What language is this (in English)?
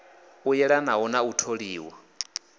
Venda